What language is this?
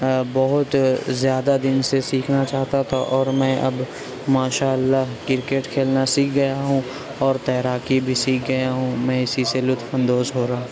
Urdu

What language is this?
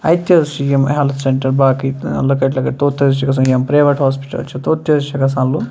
Kashmiri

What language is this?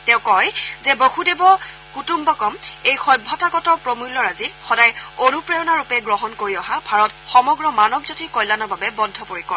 Assamese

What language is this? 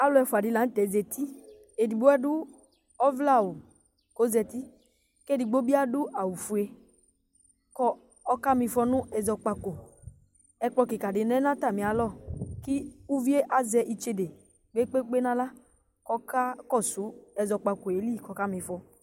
Ikposo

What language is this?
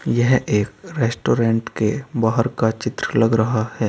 Hindi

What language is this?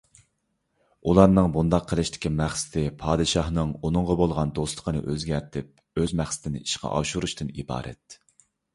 Uyghur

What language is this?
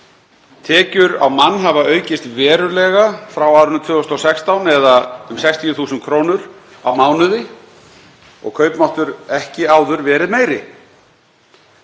Icelandic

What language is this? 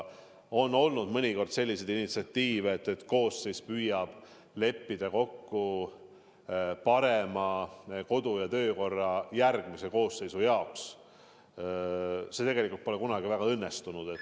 Estonian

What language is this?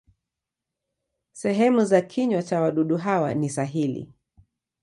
Swahili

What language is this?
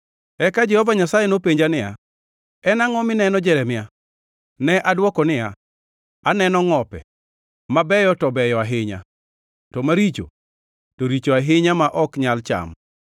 Luo (Kenya and Tanzania)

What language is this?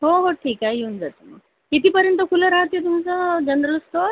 Marathi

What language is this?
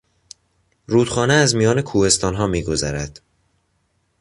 Persian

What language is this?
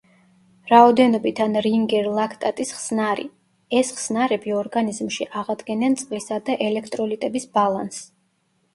Georgian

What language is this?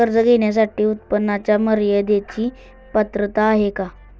Marathi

